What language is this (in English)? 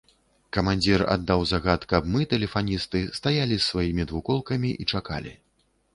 Belarusian